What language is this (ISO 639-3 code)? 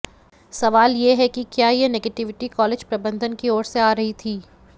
hin